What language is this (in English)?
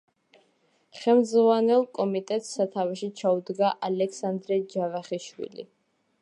Georgian